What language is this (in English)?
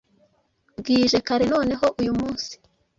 Kinyarwanda